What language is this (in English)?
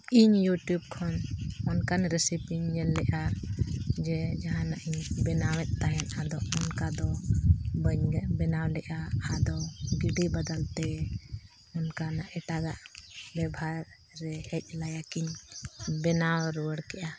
Santali